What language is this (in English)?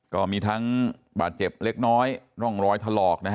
Thai